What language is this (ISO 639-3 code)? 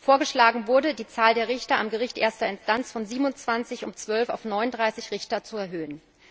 deu